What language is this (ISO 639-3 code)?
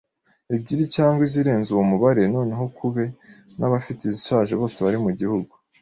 kin